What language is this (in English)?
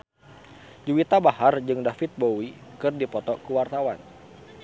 Sundanese